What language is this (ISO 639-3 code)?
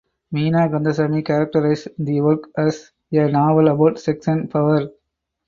eng